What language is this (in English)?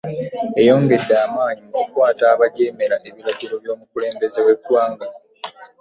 Ganda